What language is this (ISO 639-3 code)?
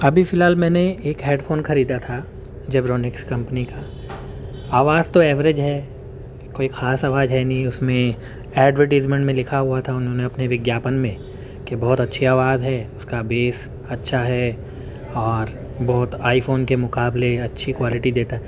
urd